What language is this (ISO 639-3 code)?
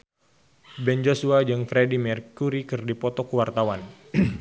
sun